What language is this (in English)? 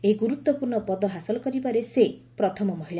Odia